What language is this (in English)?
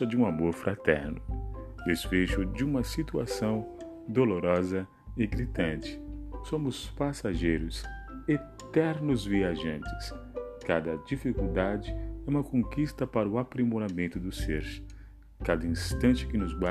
Portuguese